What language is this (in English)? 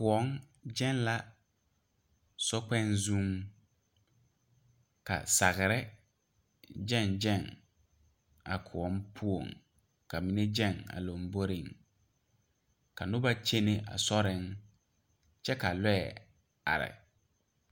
Southern Dagaare